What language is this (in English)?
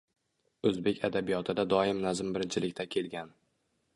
Uzbek